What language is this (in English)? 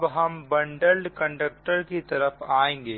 Hindi